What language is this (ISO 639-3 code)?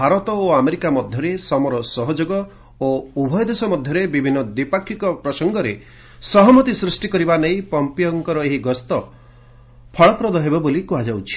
ori